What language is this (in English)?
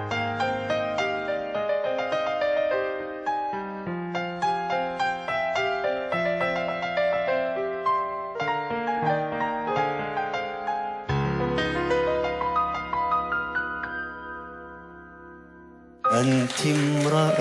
Arabic